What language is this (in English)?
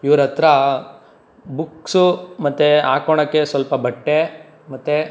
Kannada